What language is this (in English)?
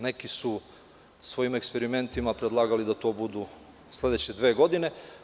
Serbian